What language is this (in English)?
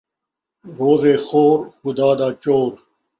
Saraiki